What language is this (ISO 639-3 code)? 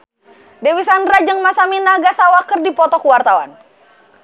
sun